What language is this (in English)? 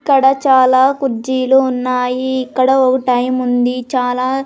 Telugu